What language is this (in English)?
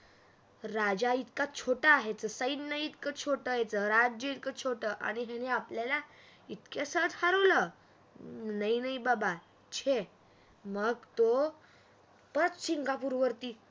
Marathi